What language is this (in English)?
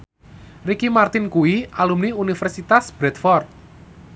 Javanese